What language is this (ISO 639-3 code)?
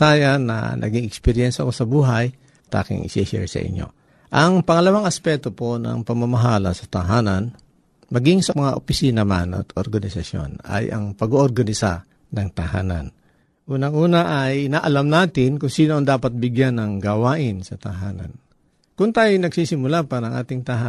fil